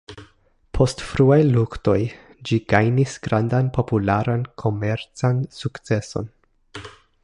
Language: Esperanto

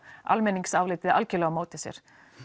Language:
Icelandic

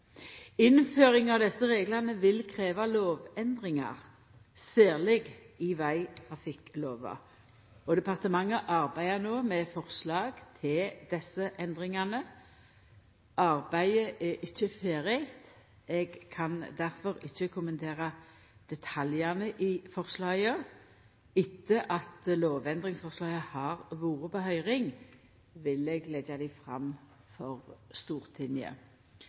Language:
Norwegian Nynorsk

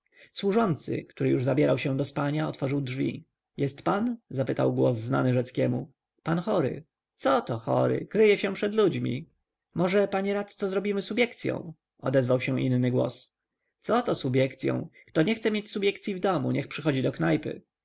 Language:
Polish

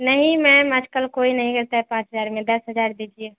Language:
Urdu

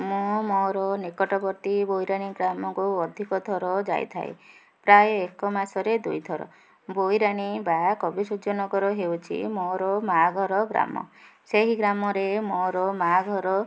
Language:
Odia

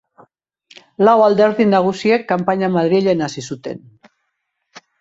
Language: Basque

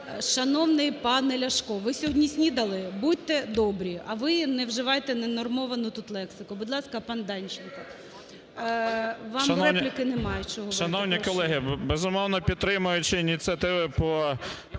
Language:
Ukrainian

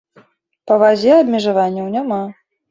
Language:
Belarusian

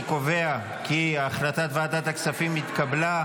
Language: Hebrew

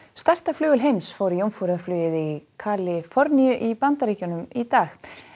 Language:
Icelandic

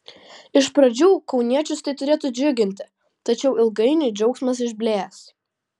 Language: Lithuanian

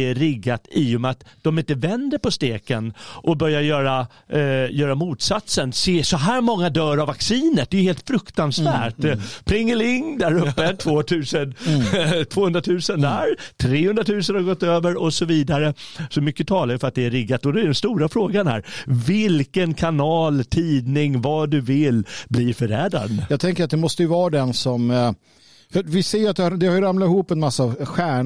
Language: Swedish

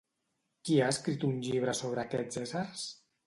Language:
Catalan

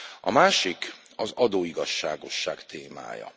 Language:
Hungarian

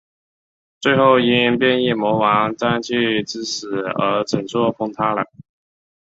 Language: Chinese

